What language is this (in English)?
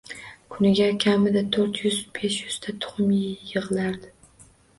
Uzbek